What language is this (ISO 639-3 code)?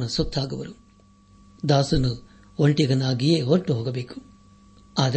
kan